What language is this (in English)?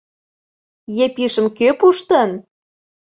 Mari